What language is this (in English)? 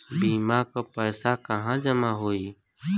Bhojpuri